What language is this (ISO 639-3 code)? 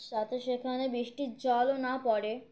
ben